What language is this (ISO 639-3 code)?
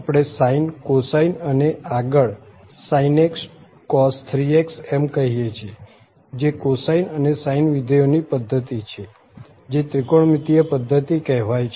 guj